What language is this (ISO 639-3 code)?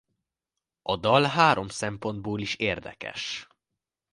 hun